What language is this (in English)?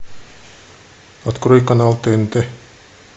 Russian